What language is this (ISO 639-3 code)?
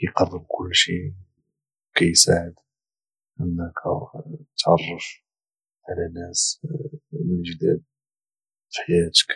ary